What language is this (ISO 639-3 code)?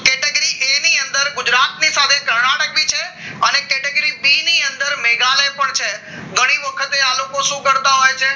guj